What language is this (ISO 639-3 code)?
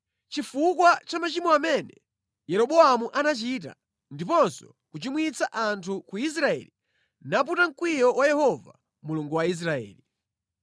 nya